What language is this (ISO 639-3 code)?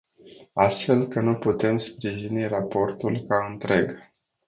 ron